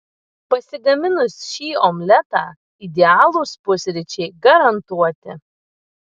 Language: Lithuanian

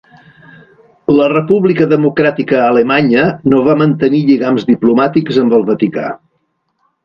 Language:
Catalan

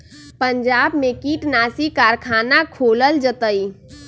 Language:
Magahi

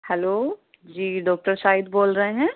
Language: Urdu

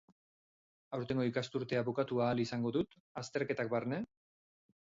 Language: Basque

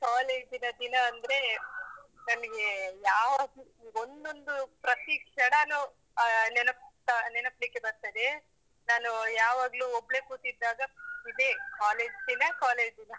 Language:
Kannada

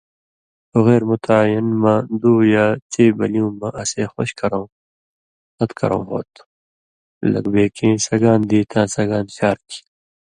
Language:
Indus Kohistani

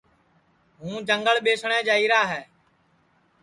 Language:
Sansi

